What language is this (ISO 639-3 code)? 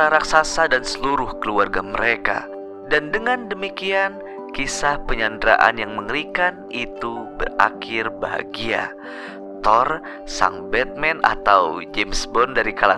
ind